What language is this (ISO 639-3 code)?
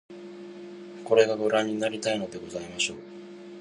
jpn